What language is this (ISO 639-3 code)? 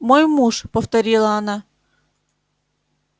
rus